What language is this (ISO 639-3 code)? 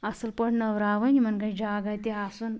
kas